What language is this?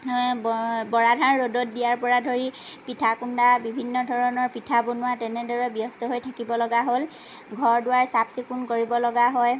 Assamese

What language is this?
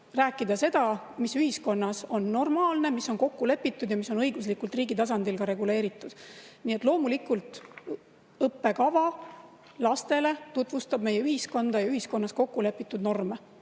Estonian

